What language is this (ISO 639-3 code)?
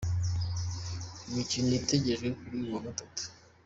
kin